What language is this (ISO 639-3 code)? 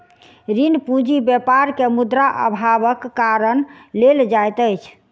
mai